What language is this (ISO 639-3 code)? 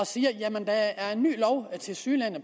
dan